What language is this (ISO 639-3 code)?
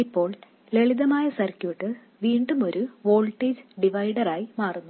mal